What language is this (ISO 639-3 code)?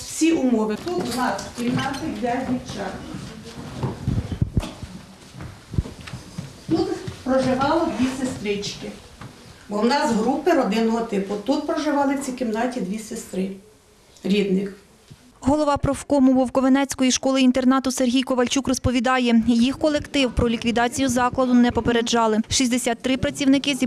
ukr